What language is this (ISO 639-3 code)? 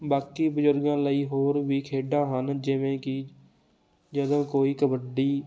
pan